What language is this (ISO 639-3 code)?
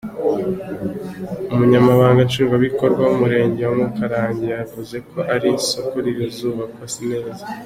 kin